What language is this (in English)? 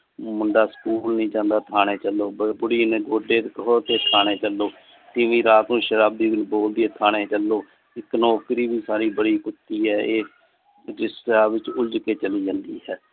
Punjabi